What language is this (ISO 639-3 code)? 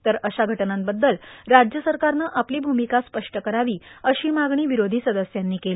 mar